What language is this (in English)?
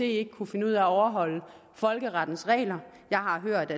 Danish